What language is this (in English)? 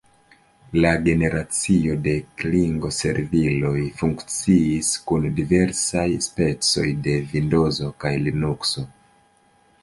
Esperanto